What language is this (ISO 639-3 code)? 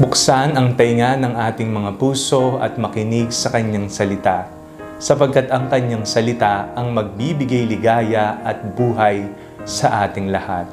fil